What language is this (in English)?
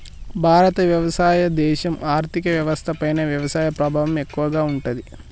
Telugu